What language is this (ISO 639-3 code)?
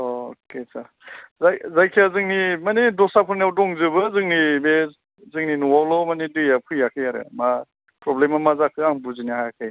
brx